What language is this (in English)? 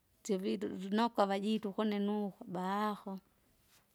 Kinga